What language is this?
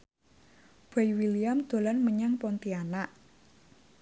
Javanese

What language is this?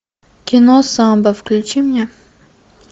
Russian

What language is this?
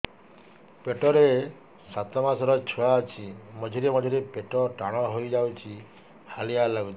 Odia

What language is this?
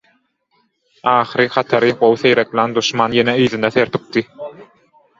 Turkmen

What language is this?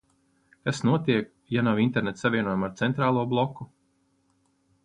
Latvian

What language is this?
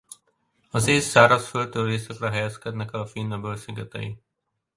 Hungarian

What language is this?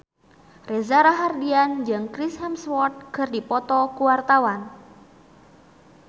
Sundanese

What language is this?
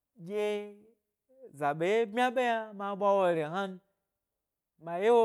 Gbari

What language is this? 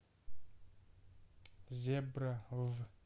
Russian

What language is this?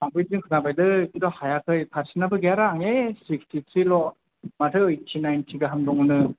Bodo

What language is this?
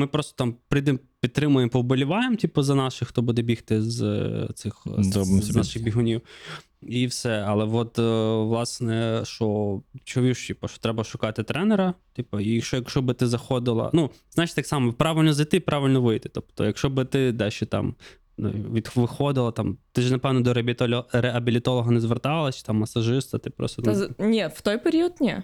Ukrainian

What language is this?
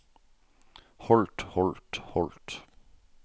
Norwegian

